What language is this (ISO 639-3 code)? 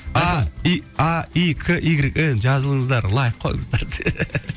kaz